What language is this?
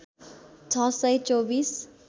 Nepali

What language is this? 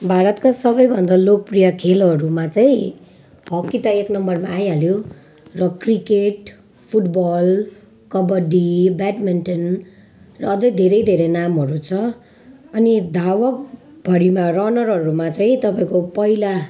Nepali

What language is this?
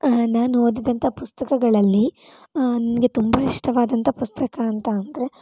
Kannada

